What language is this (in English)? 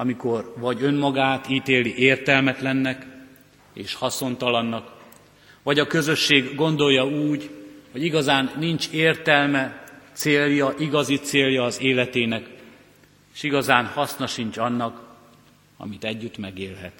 Hungarian